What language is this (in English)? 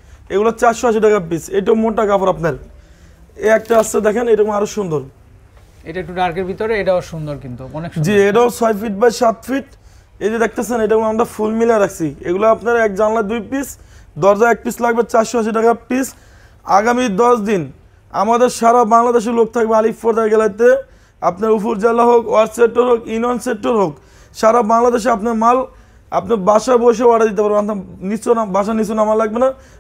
Arabic